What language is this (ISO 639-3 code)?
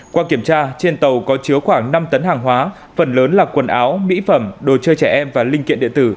vie